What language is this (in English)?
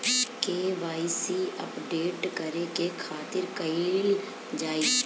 Bhojpuri